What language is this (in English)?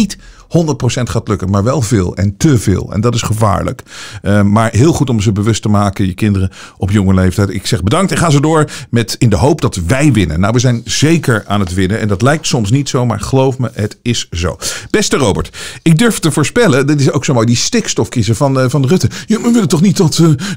Dutch